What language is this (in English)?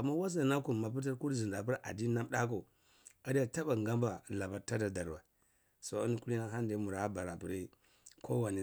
Cibak